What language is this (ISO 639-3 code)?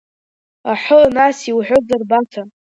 abk